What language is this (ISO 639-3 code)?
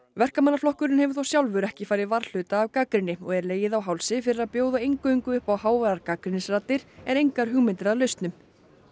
isl